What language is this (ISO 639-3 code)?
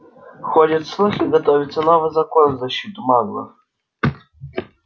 rus